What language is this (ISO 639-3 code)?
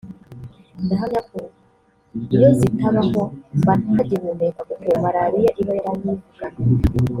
kin